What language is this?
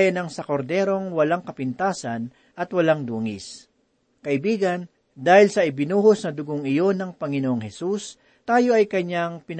Filipino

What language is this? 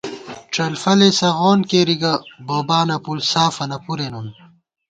Gawar-Bati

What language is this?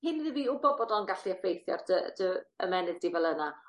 Welsh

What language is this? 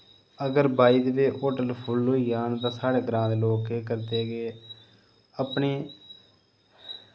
Dogri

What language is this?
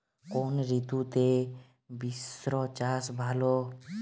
Bangla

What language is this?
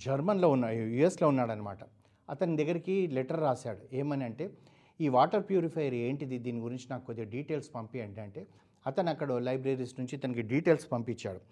Telugu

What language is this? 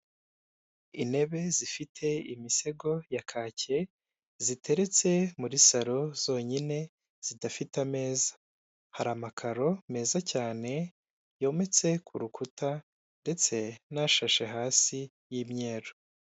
Kinyarwanda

